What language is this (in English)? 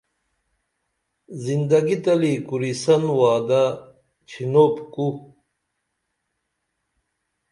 Dameli